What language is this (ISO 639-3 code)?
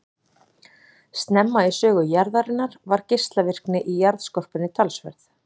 isl